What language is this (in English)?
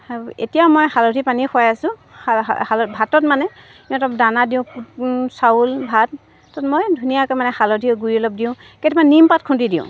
Assamese